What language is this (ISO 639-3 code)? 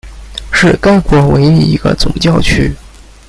zho